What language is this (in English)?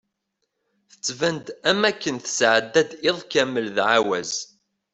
Kabyle